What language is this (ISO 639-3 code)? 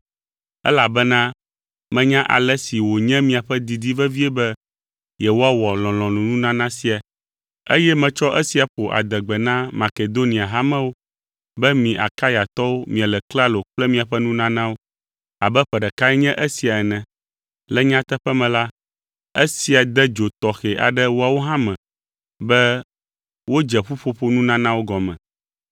ewe